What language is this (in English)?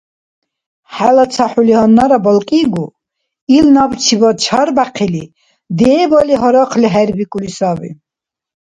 Dargwa